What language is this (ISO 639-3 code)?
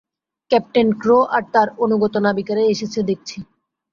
ben